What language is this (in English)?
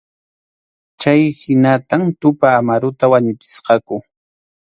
Arequipa-La Unión Quechua